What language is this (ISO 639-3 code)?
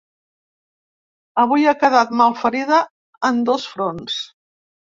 cat